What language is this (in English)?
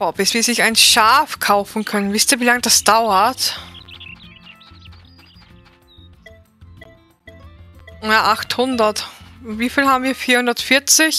German